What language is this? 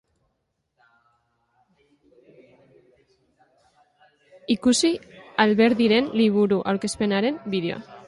Basque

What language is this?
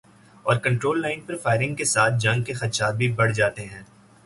Urdu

